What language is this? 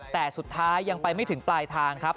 Thai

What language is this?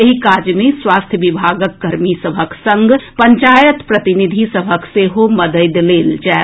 Maithili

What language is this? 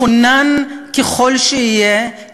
Hebrew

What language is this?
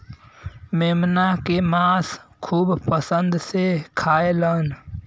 Bhojpuri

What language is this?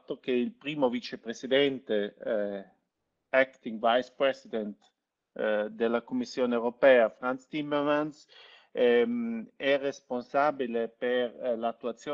Italian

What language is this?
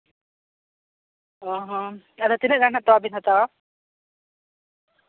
Santali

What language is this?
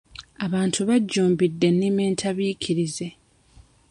Ganda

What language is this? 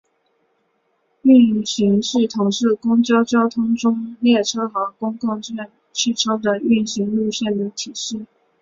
Chinese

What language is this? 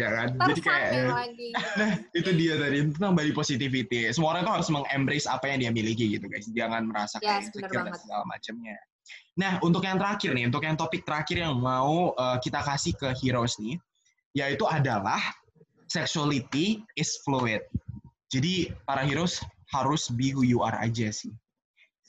Indonesian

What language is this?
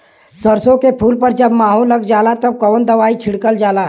Bhojpuri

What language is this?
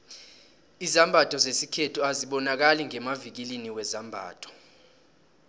South Ndebele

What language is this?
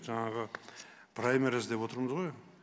Kazakh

